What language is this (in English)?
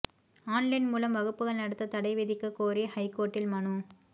Tamil